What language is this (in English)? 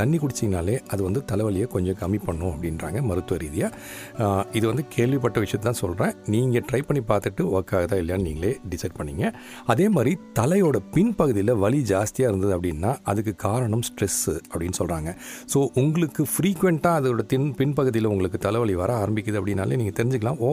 Tamil